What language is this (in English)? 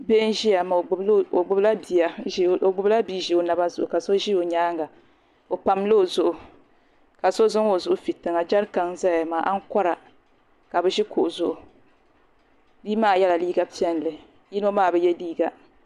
Dagbani